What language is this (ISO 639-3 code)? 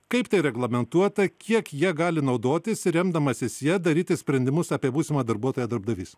lit